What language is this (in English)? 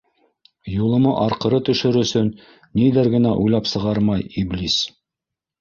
Bashkir